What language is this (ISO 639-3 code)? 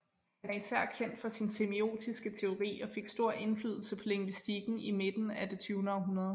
dan